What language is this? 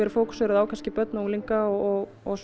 Icelandic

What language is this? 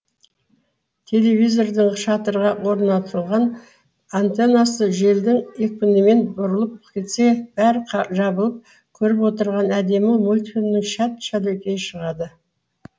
Kazakh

